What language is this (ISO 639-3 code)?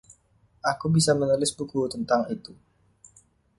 ind